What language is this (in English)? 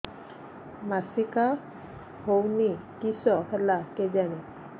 Odia